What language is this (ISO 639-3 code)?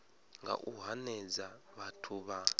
ven